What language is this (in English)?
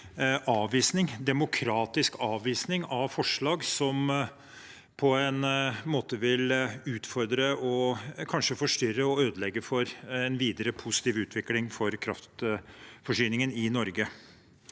Norwegian